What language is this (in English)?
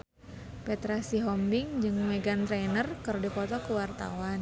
Sundanese